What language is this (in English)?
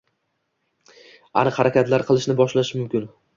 Uzbek